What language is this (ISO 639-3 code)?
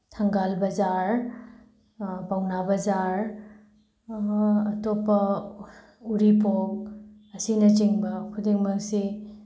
mni